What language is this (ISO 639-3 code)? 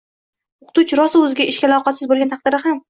uzb